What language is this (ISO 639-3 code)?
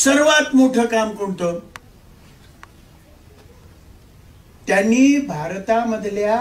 hin